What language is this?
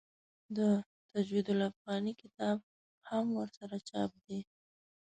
Pashto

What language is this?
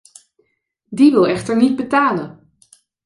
Dutch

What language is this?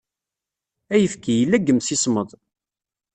Kabyle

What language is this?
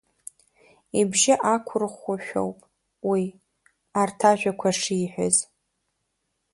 Abkhazian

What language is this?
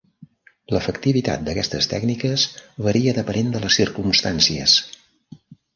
Catalan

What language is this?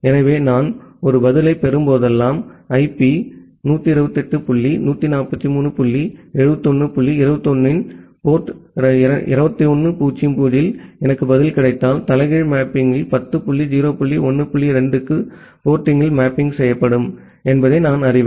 Tamil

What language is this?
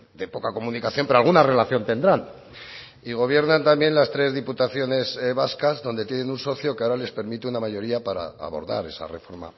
Spanish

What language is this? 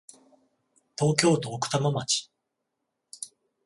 Japanese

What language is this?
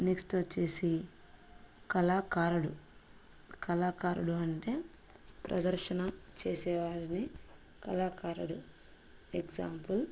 Telugu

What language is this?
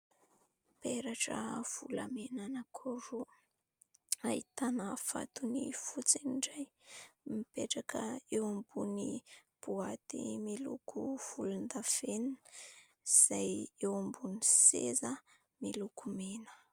Malagasy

